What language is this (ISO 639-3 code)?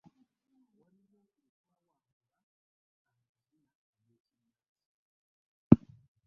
lug